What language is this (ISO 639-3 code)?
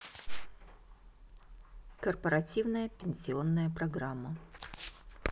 rus